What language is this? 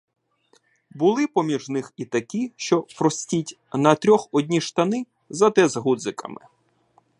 Ukrainian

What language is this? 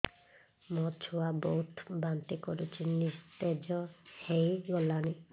Odia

